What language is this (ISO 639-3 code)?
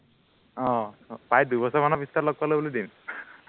asm